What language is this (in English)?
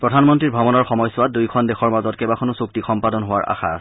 Assamese